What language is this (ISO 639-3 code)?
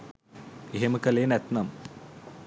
sin